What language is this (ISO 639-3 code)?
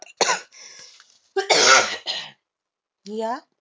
mar